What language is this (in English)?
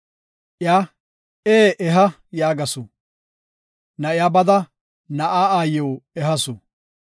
Gofa